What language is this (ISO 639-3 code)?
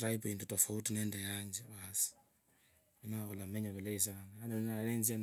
lkb